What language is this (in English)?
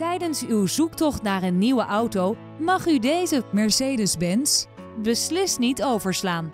Dutch